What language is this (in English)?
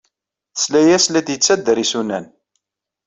Kabyle